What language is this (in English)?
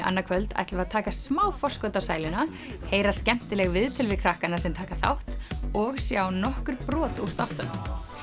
Icelandic